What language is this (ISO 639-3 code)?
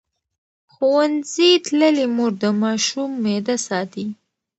pus